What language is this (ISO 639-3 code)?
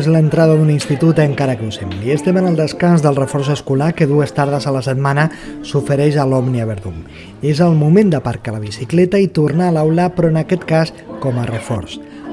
cat